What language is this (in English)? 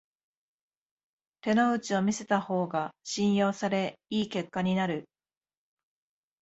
Japanese